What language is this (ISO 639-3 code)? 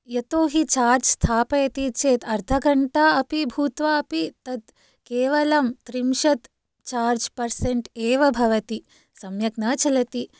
san